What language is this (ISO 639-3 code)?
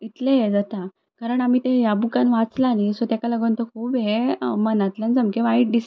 kok